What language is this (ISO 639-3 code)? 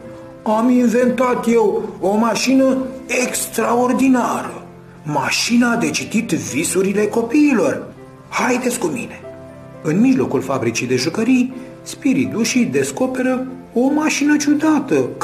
ron